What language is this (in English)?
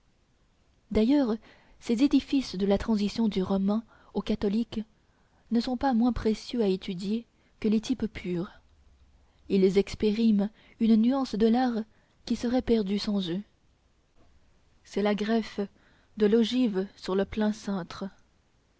French